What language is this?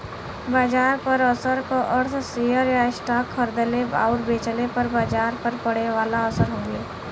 Bhojpuri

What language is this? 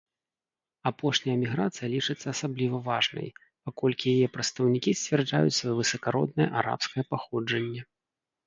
Belarusian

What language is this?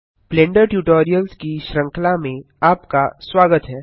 Hindi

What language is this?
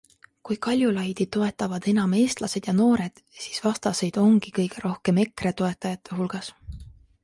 Estonian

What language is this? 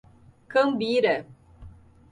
Portuguese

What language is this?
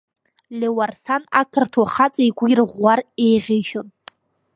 Abkhazian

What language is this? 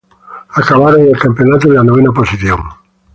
Spanish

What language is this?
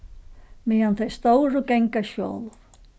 Faroese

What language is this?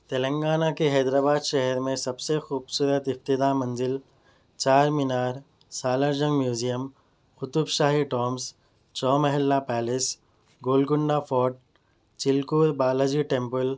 Urdu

